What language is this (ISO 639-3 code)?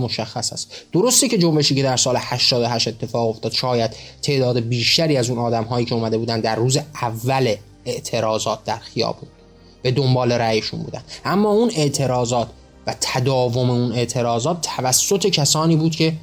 fas